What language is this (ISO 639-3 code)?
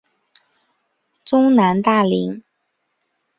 zho